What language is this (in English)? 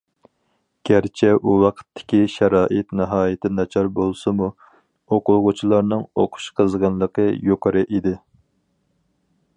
Uyghur